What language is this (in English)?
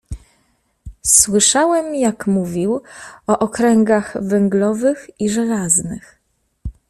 Polish